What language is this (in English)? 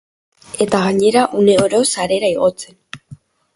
Basque